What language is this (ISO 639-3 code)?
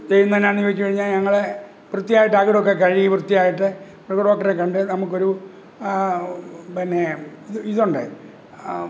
mal